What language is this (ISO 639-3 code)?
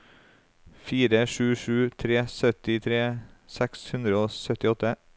nor